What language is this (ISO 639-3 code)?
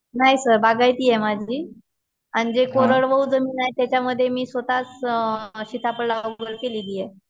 mar